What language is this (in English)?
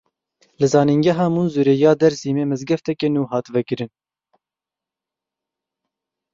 Kurdish